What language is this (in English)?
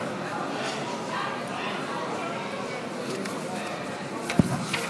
Hebrew